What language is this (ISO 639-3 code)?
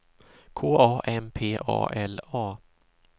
swe